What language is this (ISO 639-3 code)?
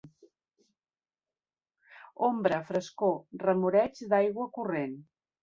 cat